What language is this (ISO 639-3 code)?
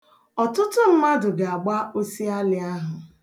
ibo